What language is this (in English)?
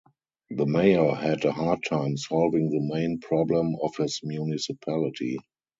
English